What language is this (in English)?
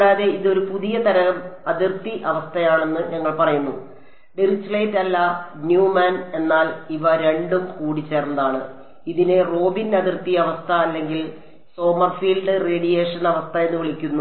Malayalam